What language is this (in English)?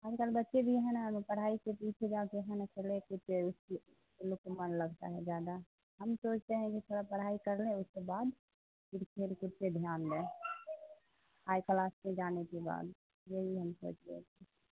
Urdu